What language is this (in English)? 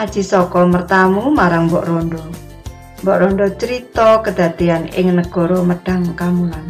Indonesian